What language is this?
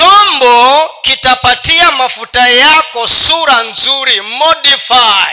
Swahili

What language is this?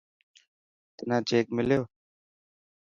Dhatki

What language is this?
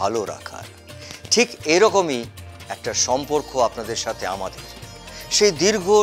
Bangla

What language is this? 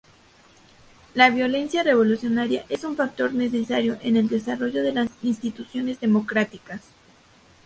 Spanish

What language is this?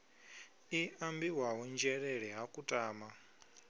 Venda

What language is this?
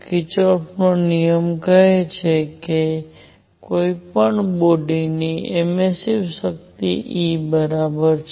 Gujarati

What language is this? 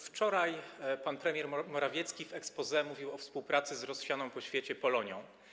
Polish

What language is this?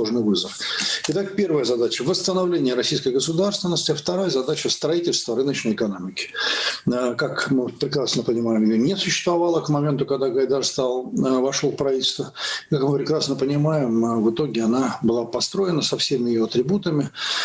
Russian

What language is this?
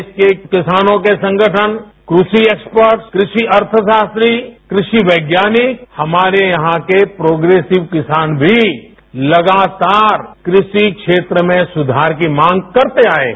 Hindi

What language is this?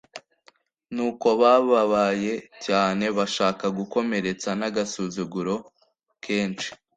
Kinyarwanda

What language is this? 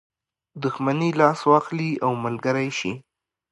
Pashto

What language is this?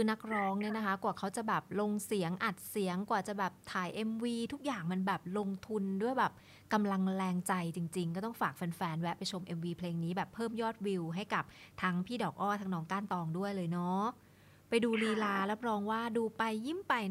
Thai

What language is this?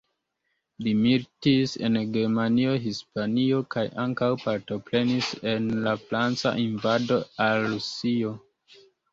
Esperanto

